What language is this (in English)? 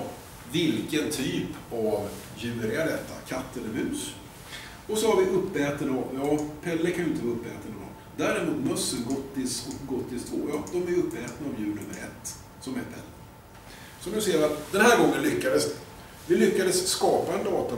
Swedish